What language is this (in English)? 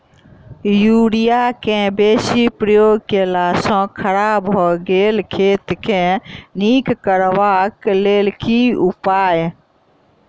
Maithili